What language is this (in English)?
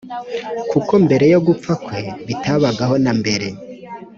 Kinyarwanda